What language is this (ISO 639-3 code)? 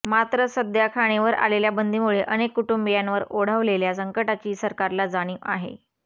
mar